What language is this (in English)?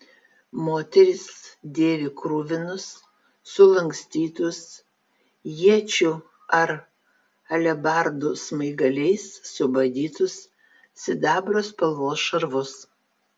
Lithuanian